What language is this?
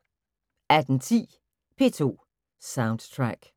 Danish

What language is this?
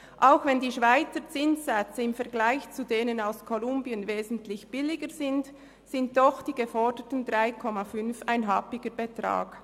Swiss German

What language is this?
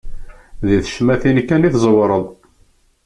Kabyle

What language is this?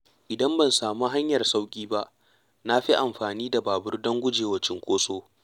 Hausa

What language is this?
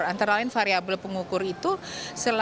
Indonesian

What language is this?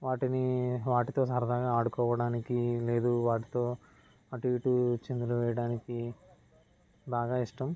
Telugu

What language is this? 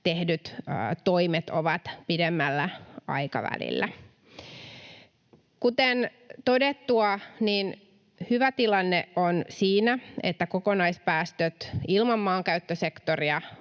Finnish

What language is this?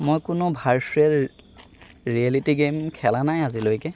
Assamese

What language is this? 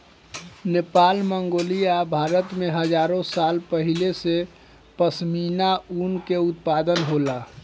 Bhojpuri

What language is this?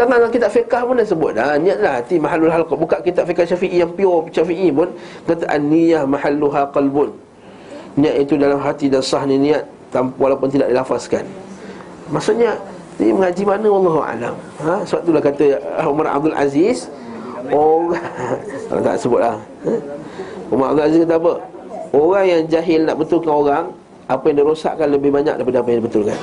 Malay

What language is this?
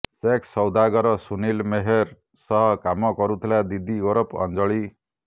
Odia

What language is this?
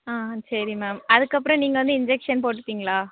Tamil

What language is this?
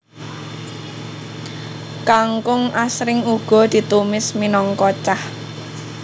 Javanese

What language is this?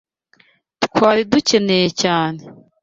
Kinyarwanda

